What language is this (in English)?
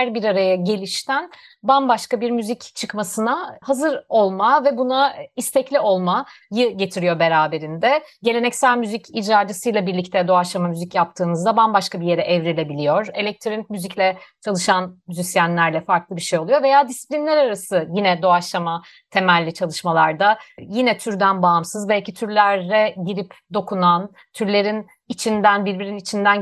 Turkish